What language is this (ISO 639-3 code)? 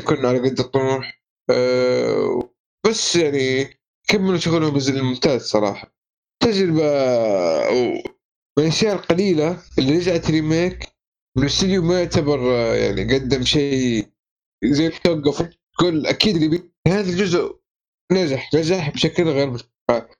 ara